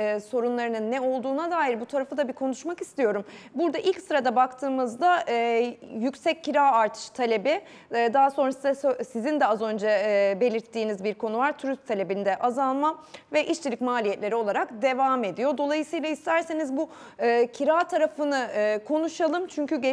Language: Turkish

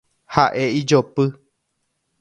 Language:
Guarani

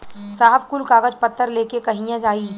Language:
Bhojpuri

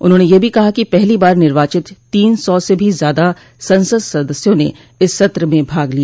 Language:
Hindi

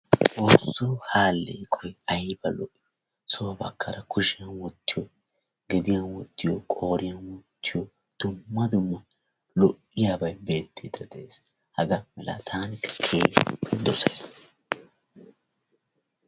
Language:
Wolaytta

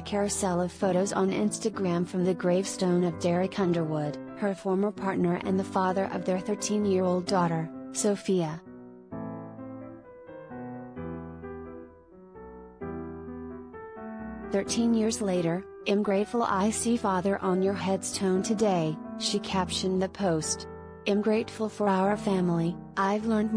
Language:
English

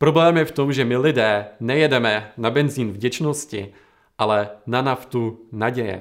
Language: Czech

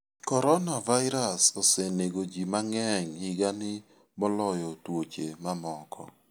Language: Luo (Kenya and Tanzania)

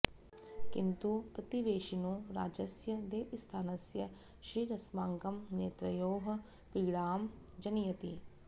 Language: Sanskrit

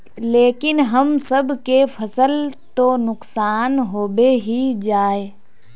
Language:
Magahi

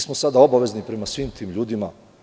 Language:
Serbian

